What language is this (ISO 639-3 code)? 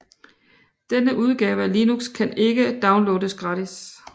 dan